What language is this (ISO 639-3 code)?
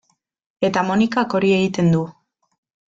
eus